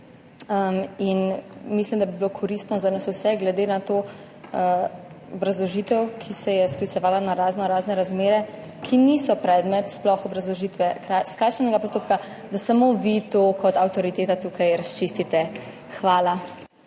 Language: Slovenian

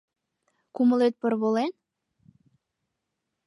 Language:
Mari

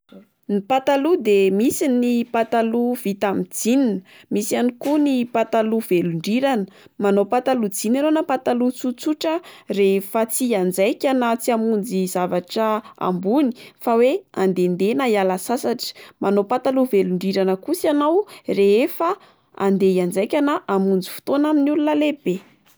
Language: Malagasy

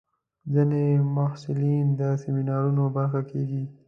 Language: Pashto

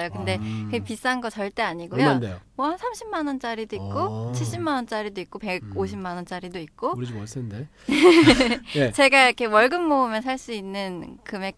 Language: Korean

